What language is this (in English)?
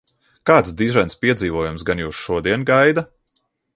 Latvian